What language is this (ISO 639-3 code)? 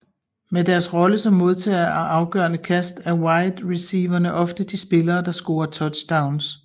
dan